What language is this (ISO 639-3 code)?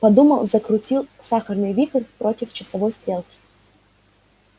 rus